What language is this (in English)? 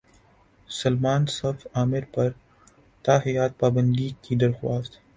Urdu